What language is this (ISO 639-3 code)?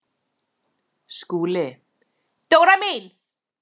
isl